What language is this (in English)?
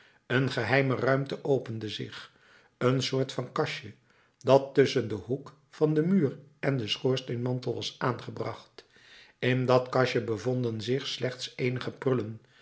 Dutch